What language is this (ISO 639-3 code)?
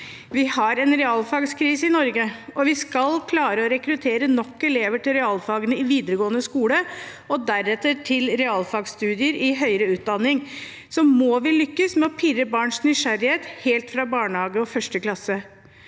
nor